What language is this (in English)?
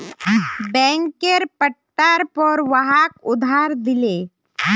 Magahi